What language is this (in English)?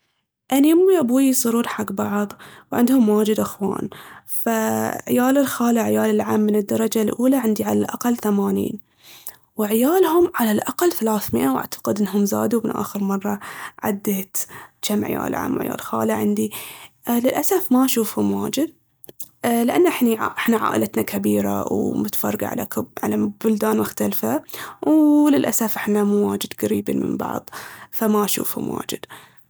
Baharna Arabic